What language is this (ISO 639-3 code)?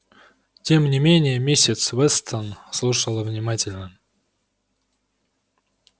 rus